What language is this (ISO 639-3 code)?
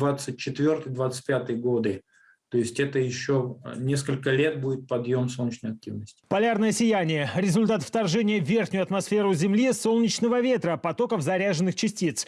rus